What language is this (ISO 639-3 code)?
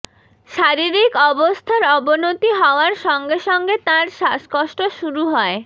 ben